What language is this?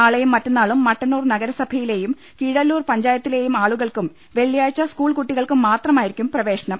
Malayalam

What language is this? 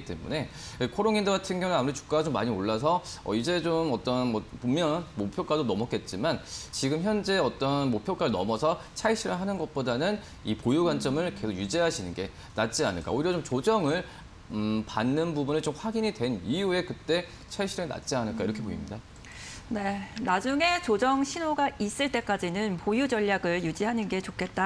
Korean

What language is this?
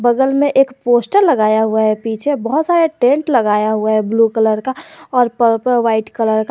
Hindi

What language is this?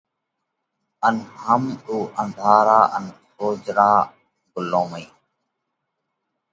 Parkari Koli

